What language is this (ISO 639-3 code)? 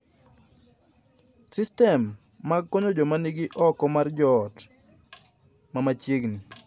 luo